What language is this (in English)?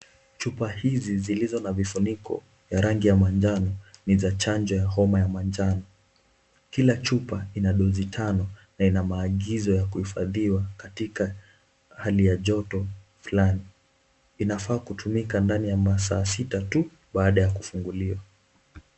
Swahili